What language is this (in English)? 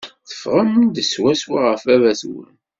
Kabyle